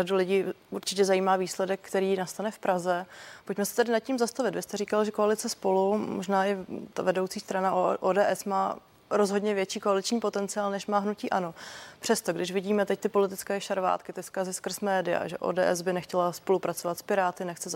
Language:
Czech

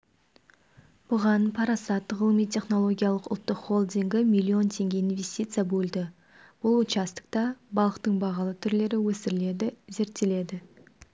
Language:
Kazakh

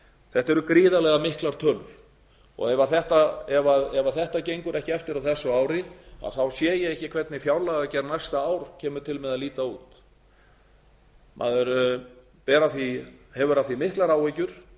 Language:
Icelandic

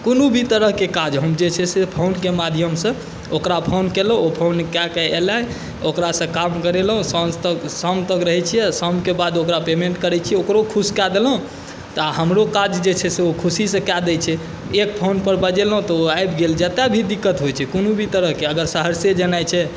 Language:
Maithili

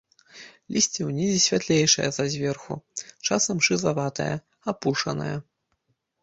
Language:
Belarusian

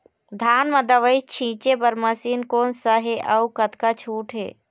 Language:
Chhattisgarhi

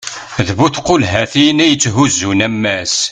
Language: Kabyle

